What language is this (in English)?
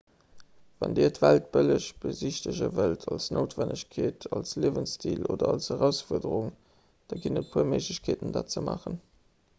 Luxembourgish